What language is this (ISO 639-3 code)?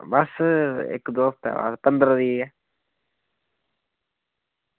doi